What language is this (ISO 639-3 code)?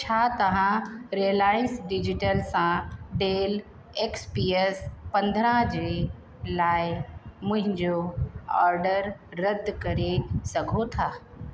snd